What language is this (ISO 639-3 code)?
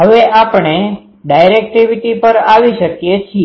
guj